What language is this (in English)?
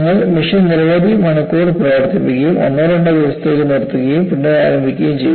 Malayalam